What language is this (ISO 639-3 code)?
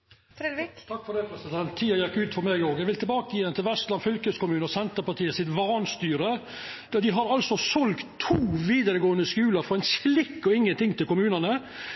nno